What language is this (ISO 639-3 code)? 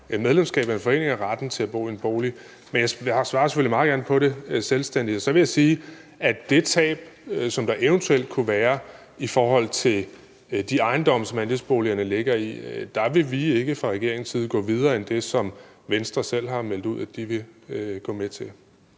dan